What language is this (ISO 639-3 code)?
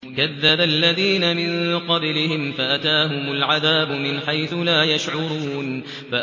ara